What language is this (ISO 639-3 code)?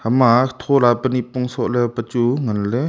nnp